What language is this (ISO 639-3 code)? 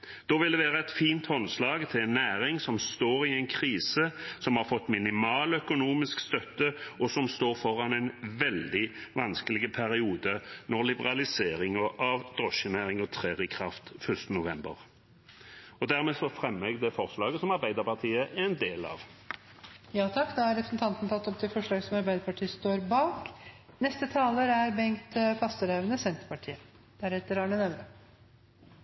nor